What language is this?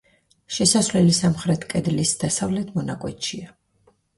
Georgian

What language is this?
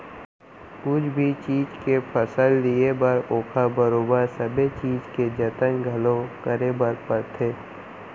Chhattisgarhi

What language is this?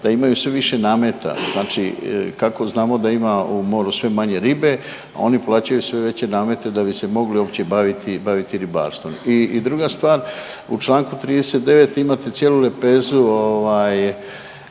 Croatian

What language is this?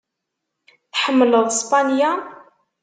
Kabyle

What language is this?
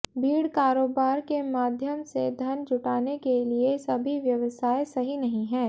Hindi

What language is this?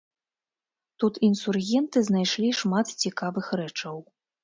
Belarusian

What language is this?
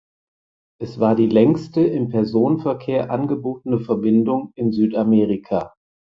German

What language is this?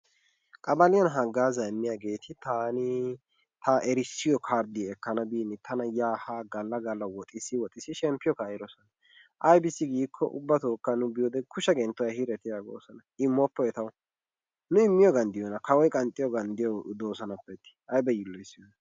Wolaytta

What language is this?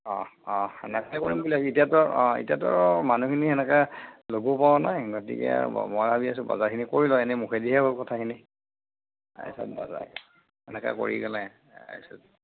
Assamese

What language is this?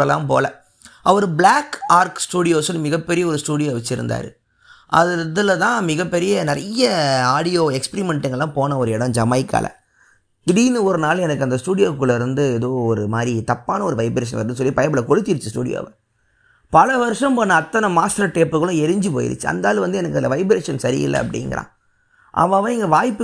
Tamil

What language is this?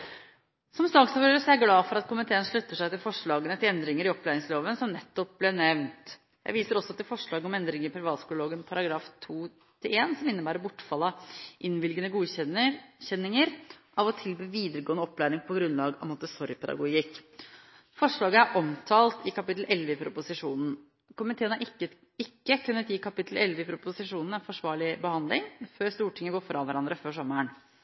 Norwegian Bokmål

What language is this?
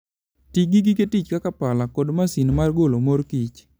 Luo (Kenya and Tanzania)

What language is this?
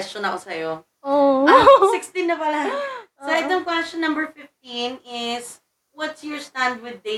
Filipino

